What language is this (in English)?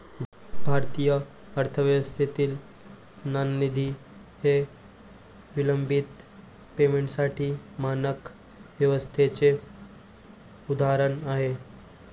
Marathi